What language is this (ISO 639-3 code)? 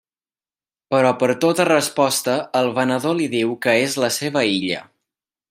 cat